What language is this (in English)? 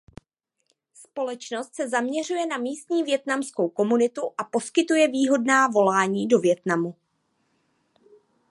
Czech